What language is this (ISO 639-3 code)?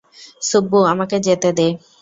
ben